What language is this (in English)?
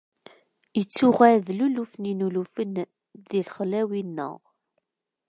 Kabyle